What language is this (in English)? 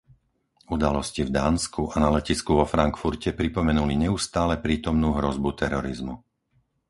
Slovak